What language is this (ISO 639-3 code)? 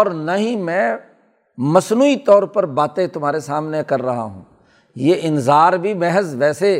urd